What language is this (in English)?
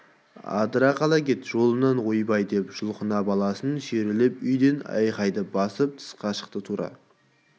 Kazakh